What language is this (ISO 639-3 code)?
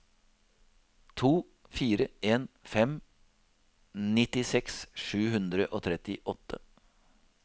nor